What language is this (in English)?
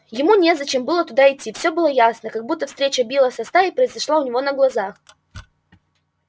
Russian